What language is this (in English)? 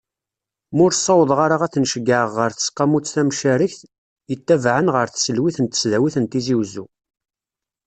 Kabyle